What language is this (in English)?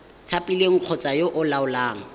Tswana